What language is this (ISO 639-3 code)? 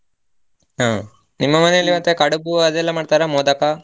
kan